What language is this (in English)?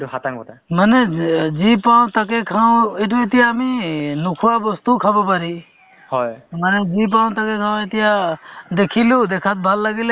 Assamese